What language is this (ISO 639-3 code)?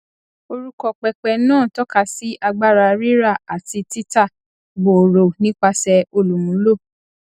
yor